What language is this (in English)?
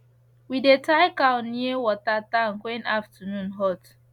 Nigerian Pidgin